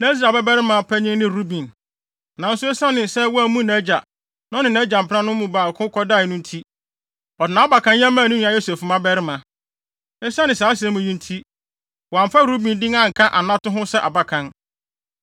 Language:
Akan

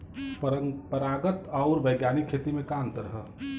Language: Bhojpuri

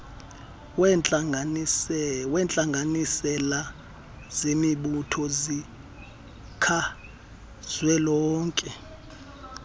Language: Xhosa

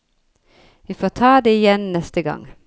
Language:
Norwegian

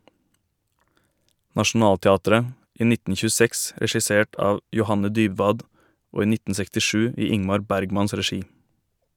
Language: Norwegian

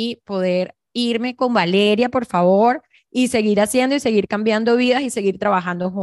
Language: Spanish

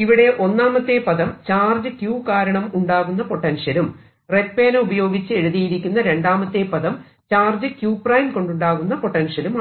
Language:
Malayalam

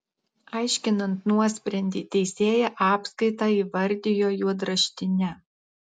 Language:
Lithuanian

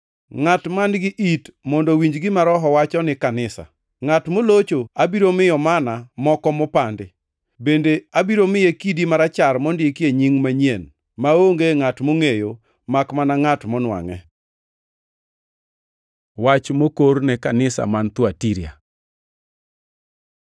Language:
Luo (Kenya and Tanzania)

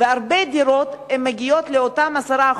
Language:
Hebrew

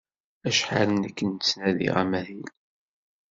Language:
Kabyle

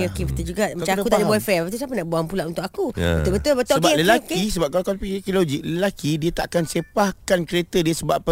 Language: Malay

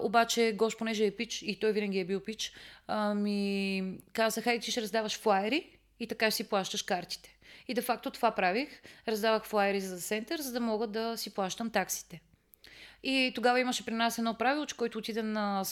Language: Bulgarian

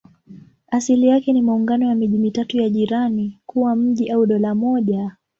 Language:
Swahili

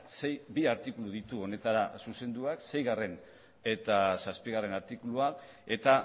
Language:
Basque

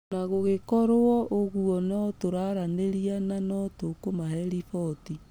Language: Kikuyu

